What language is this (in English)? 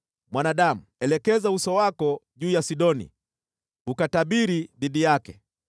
Swahili